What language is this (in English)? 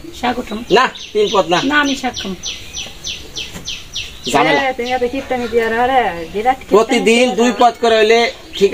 Arabic